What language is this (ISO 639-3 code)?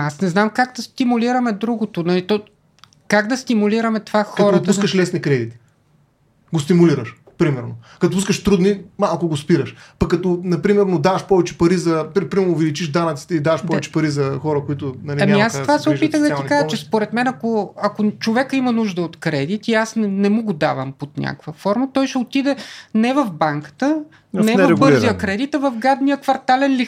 bul